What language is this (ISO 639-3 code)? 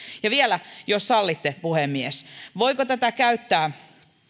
fin